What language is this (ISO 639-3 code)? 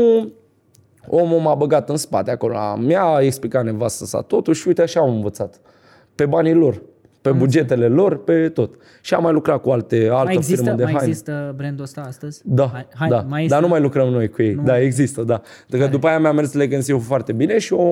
ron